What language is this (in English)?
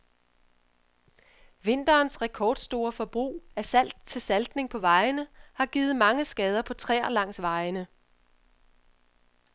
Danish